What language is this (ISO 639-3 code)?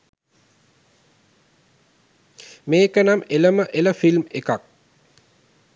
sin